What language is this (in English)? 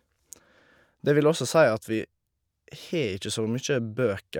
Norwegian